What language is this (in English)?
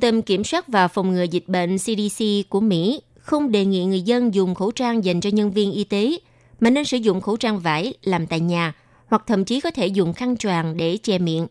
Vietnamese